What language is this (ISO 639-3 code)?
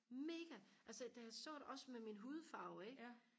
dan